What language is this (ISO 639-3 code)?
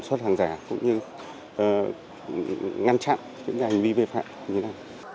vie